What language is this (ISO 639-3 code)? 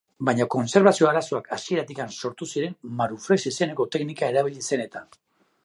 eus